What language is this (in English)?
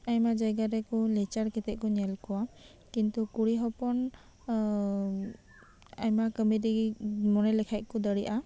Santali